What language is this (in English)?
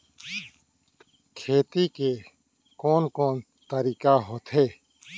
Chhattisgarhi